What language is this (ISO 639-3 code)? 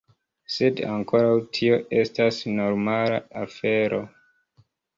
epo